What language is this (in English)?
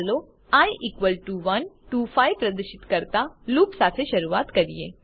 Gujarati